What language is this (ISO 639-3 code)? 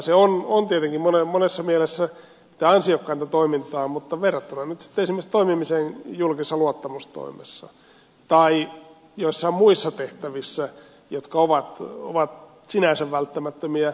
fin